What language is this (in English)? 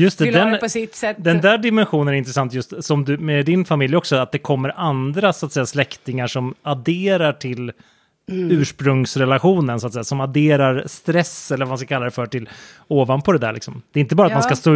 Swedish